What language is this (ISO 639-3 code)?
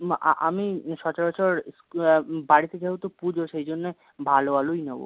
ben